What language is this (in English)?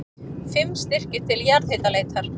Icelandic